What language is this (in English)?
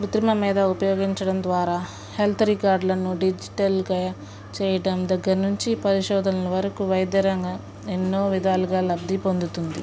Telugu